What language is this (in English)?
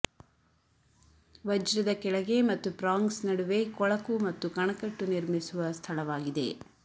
Kannada